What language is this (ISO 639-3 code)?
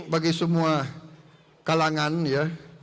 ind